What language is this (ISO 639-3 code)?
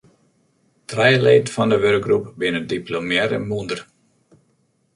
fry